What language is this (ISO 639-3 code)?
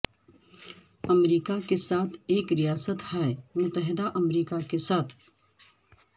urd